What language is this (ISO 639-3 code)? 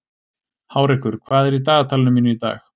isl